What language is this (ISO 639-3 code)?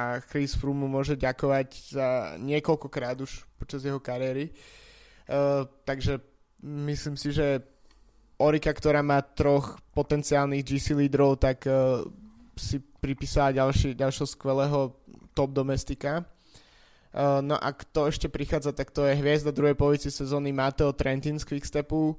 slk